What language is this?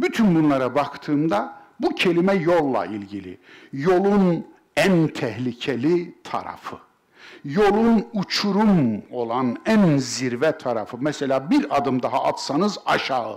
Turkish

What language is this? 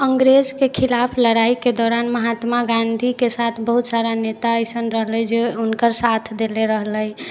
Maithili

